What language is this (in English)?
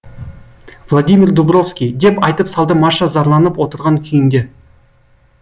Kazakh